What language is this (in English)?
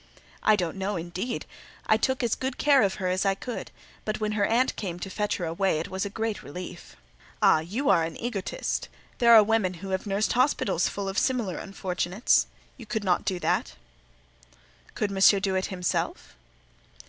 English